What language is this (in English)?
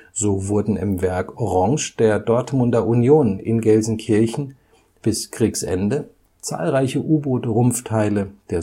German